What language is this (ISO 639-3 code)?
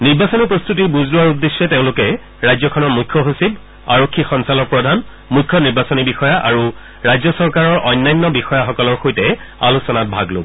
asm